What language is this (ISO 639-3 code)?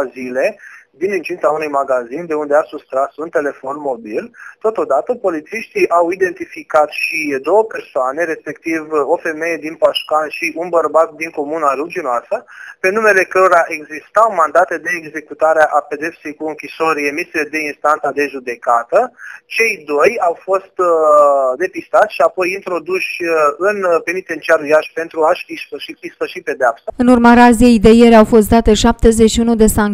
ron